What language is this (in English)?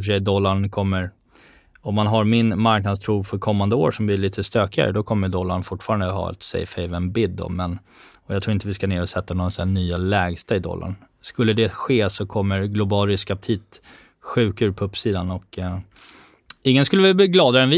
Swedish